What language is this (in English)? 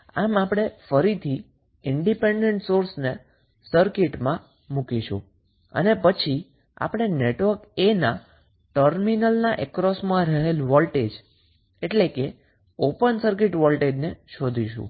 Gujarati